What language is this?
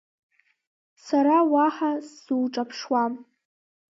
Abkhazian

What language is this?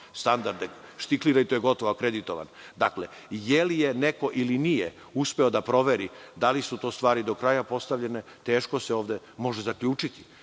Serbian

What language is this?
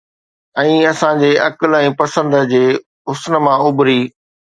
Sindhi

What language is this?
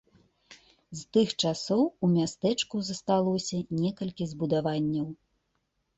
Belarusian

